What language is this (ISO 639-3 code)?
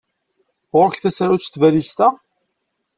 kab